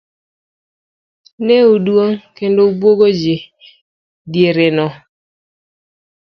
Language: Luo (Kenya and Tanzania)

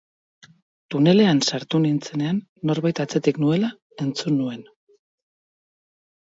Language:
Basque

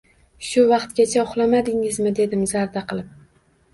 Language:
Uzbek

